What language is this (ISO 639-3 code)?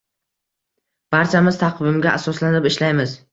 uzb